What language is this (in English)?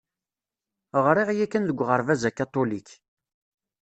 Kabyle